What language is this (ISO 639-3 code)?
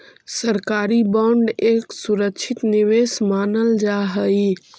mag